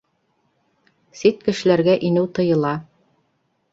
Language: Bashkir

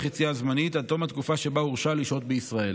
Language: Hebrew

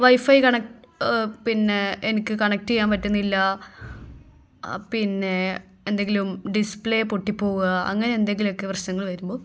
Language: Malayalam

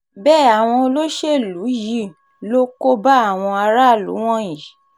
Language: Yoruba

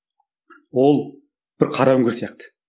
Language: Kazakh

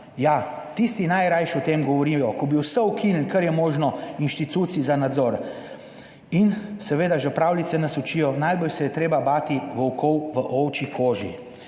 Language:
Slovenian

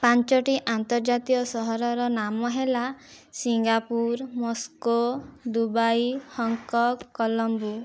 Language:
Odia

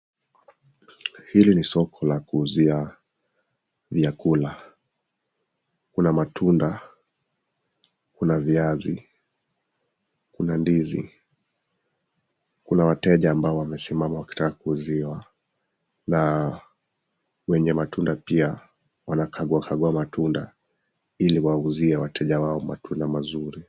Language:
Swahili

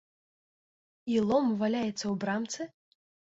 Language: Belarusian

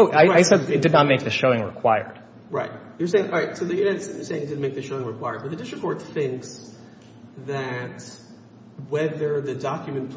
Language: English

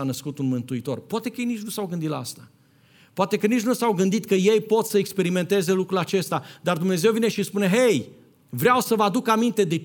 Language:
Romanian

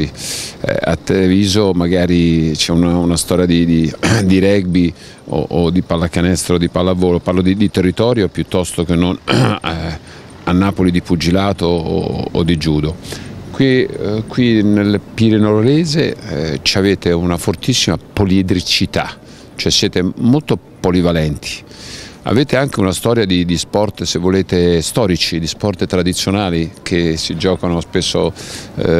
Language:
Italian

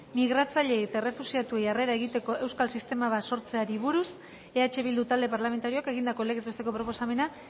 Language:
Basque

